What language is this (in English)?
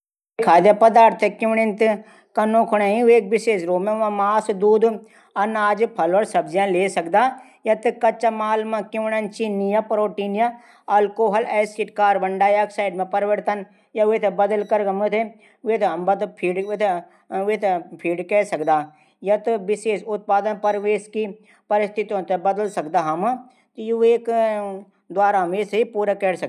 Garhwali